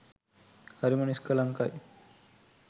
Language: Sinhala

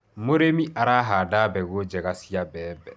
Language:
Kikuyu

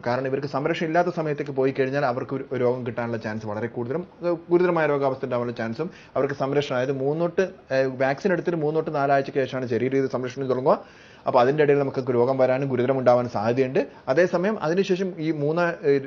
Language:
Malayalam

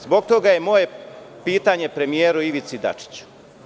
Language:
Serbian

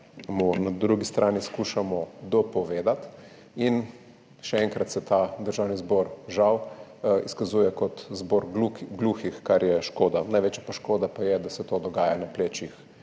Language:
Slovenian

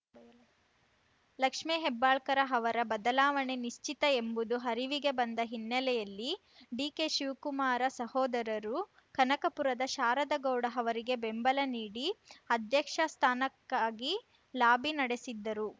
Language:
Kannada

